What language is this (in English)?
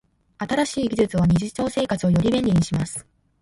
Japanese